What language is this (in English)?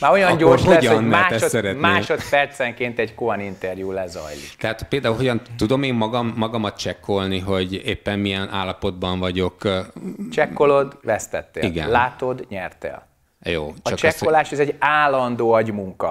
Hungarian